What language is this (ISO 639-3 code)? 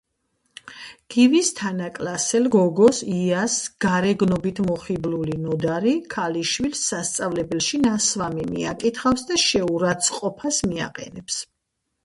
kat